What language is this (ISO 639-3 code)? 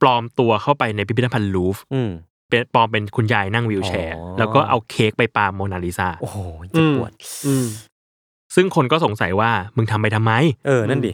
tha